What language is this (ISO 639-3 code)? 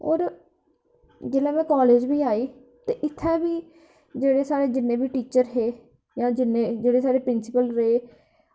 doi